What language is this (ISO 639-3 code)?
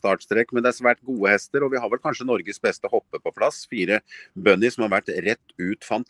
nor